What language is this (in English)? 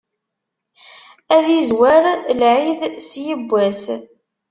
Kabyle